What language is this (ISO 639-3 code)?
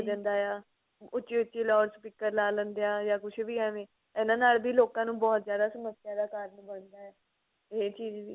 pan